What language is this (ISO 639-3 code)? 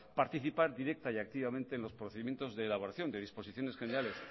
spa